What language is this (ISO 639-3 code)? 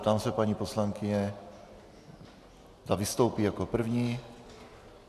ces